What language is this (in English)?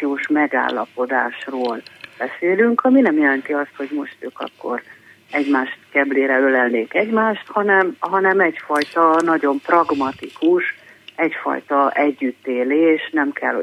Hungarian